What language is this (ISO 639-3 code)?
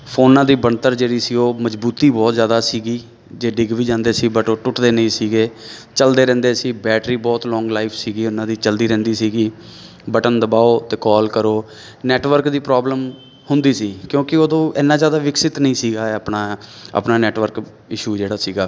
pan